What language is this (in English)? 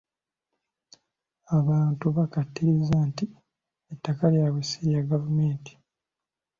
Ganda